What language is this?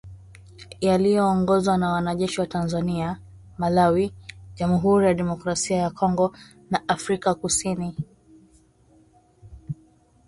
Swahili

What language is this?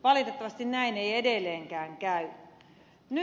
Finnish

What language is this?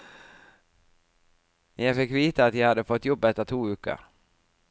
Norwegian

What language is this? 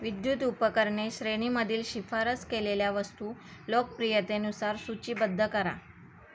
Marathi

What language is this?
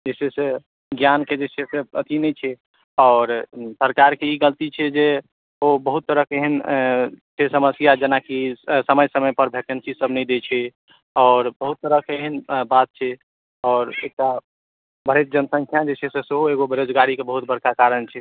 Maithili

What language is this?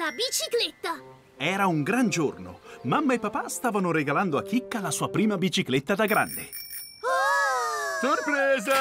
Italian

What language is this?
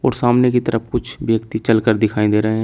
Hindi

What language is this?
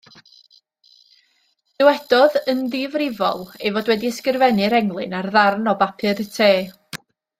Welsh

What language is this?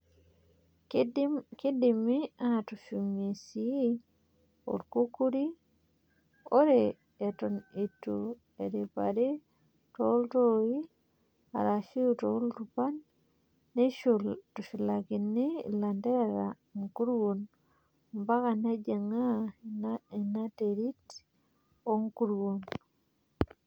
Masai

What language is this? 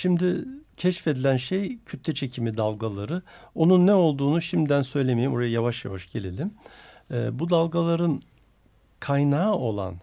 Turkish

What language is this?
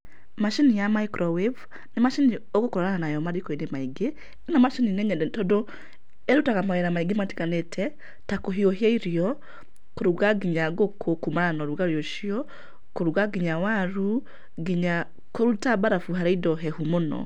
Kikuyu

